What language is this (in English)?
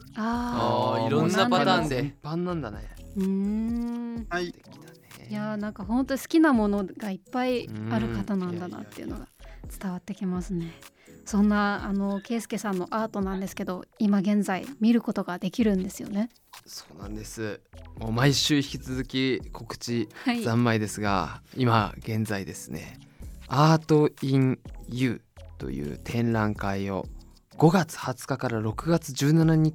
Japanese